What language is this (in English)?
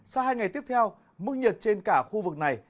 Vietnamese